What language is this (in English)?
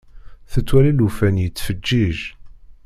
Kabyle